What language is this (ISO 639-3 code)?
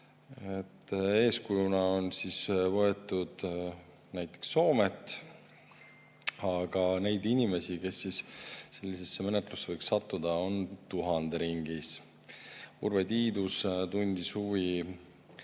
est